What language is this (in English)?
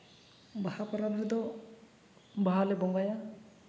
Santali